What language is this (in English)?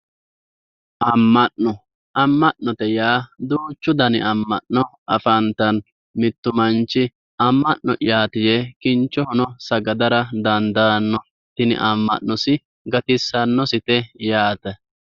Sidamo